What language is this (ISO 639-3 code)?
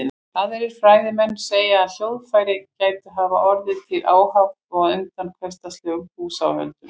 isl